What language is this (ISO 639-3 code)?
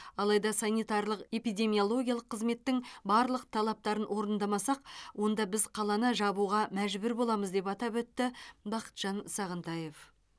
kaz